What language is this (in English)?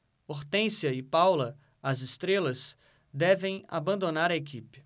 Portuguese